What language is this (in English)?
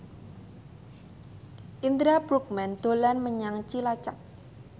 Javanese